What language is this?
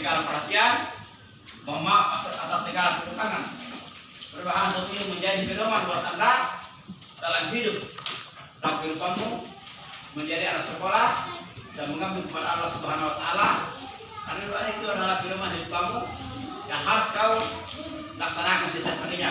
Indonesian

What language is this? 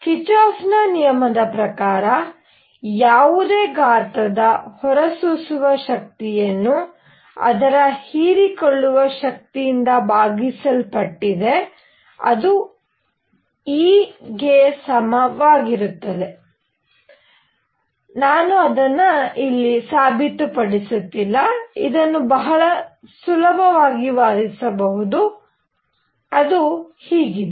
Kannada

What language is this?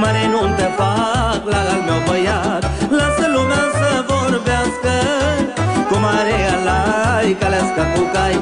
Romanian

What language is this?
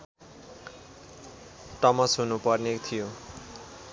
Nepali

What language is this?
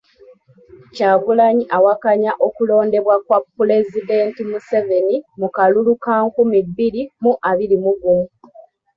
Ganda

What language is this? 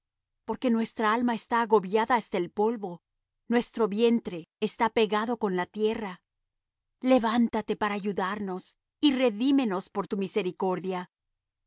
Spanish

